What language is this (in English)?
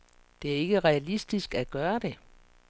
Danish